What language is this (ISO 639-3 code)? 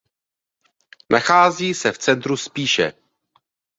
ces